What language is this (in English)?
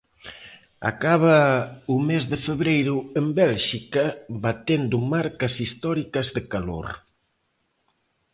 Galician